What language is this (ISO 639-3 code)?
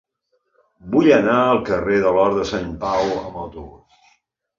cat